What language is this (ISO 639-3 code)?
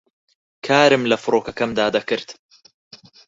ckb